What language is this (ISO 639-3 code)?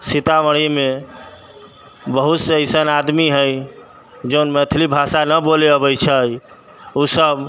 mai